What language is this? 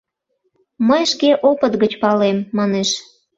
Mari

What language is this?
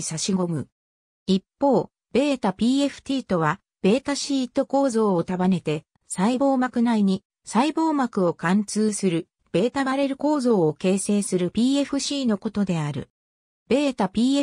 Japanese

